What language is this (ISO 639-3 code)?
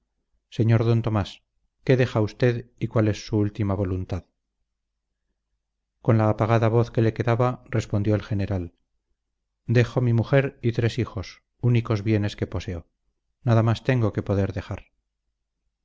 spa